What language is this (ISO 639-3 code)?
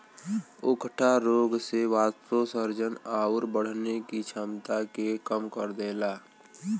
bho